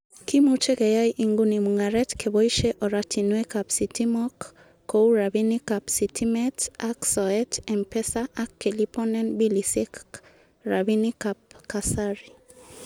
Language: Kalenjin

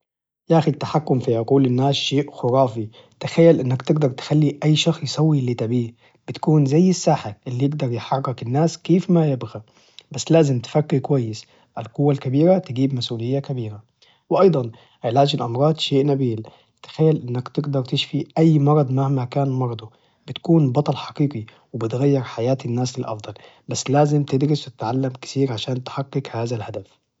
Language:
Najdi Arabic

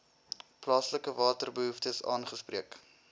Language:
Afrikaans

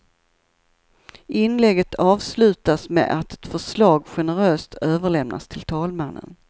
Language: Swedish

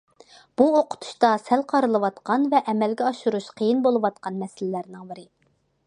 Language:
Uyghur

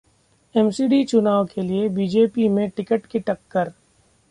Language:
Hindi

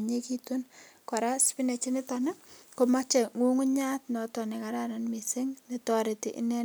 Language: Kalenjin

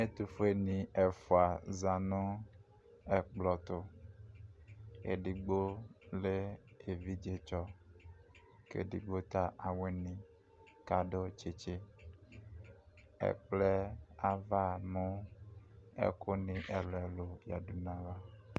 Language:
Ikposo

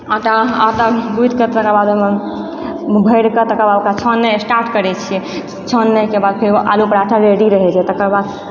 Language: Maithili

